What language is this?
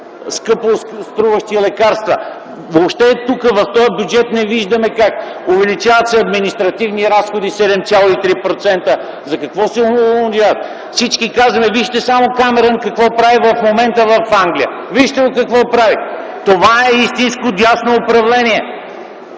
Bulgarian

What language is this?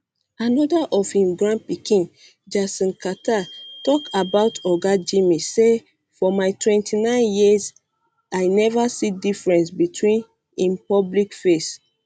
Nigerian Pidgin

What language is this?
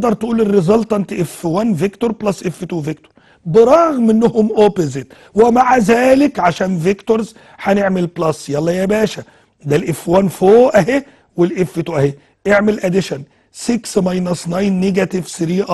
Arabic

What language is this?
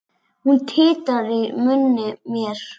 Icelandic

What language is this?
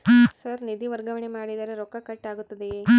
Kannada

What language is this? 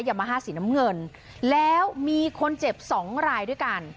Thai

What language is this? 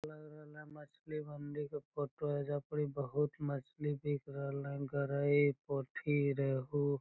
Magahi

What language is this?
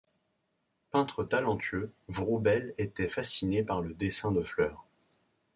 French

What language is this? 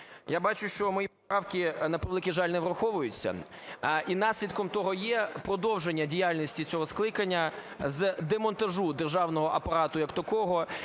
Ukrainian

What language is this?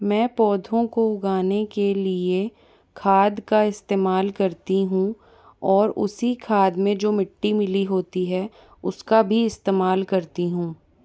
Hindi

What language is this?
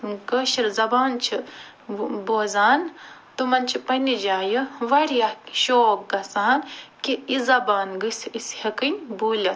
Kashmiri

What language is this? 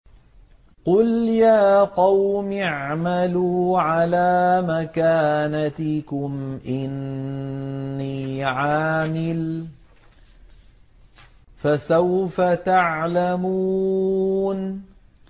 Arabic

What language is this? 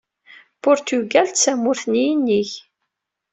Kabyle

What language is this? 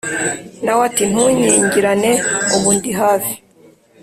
Kinyarwanda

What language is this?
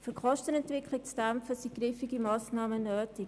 Swiss German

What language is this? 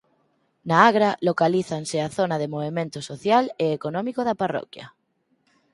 Galician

